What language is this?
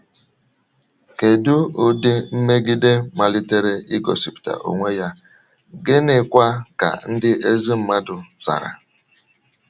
Igbo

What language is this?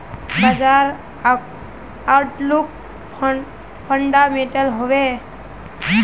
Magahi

